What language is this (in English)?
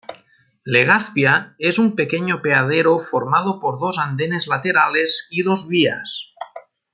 Spanish